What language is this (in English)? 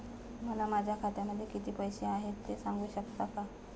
Marathi